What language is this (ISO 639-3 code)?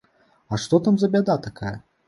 bel